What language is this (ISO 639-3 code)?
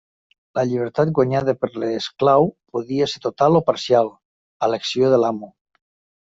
cat